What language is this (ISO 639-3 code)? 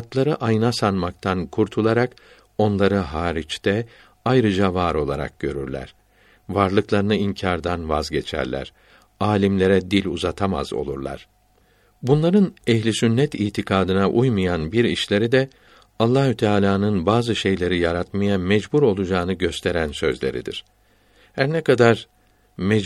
tur